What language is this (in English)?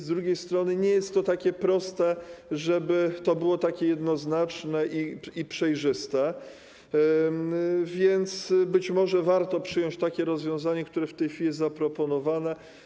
Polish